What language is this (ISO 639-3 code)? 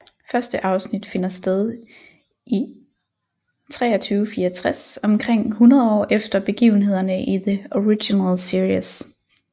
dan